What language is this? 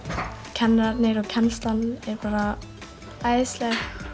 Icelandic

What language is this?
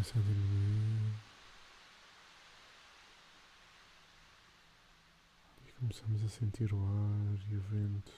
Portuguese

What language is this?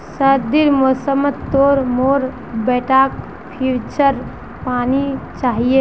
Magahi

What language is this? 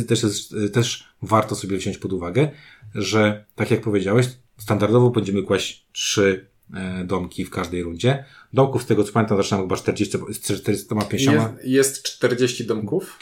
Polish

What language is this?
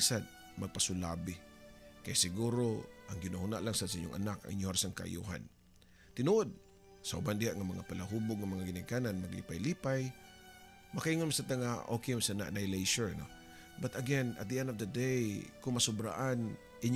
Filipino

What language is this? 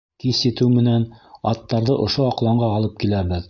Bashkir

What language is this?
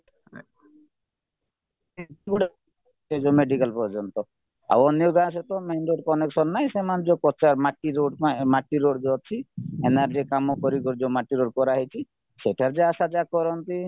Odia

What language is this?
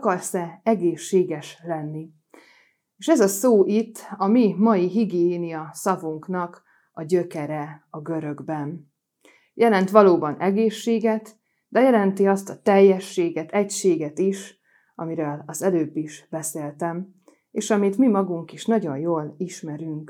Hungarian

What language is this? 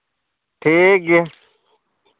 Santali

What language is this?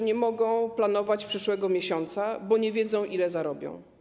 Polish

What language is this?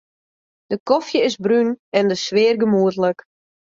Western Frisian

